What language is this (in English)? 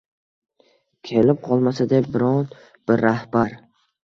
Uzbek